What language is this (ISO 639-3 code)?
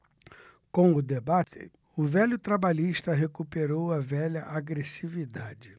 por